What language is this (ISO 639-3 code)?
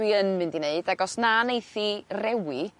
cym